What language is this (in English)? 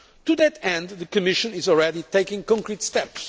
English